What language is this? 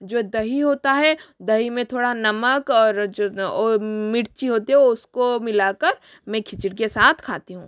Hindi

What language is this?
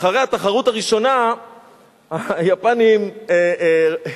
Hebrew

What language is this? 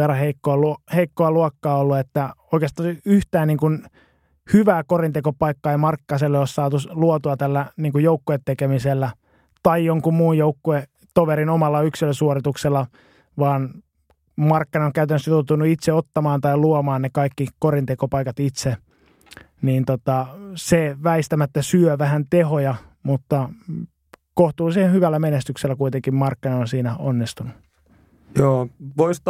Finnish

